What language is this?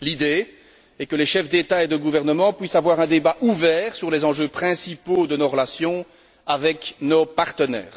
French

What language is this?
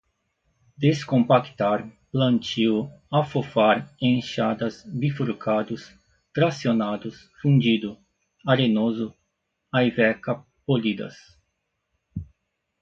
Portuguese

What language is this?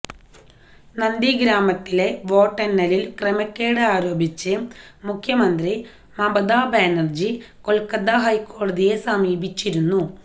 Malayalam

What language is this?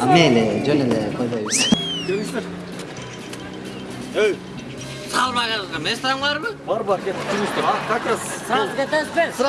Turkish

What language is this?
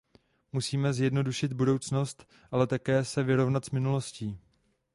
Czech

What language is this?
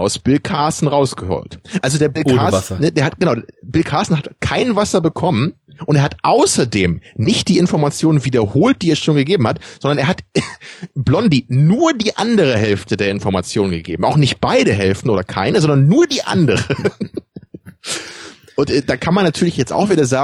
German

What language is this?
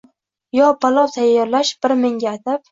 Uzbek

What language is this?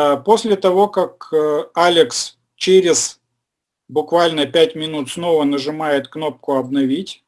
Russian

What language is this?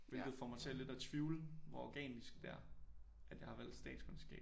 Danish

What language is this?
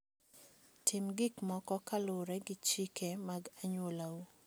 Luo (Kenya and Tanzania)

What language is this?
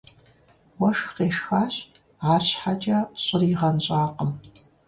Kabardian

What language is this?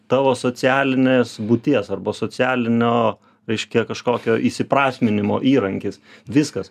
Lithuanian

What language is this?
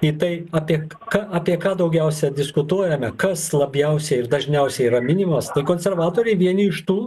Lithuanian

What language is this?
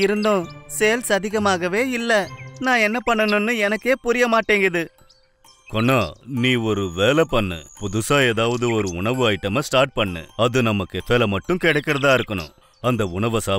Romanian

